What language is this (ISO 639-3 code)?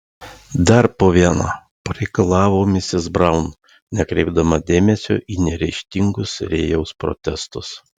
lit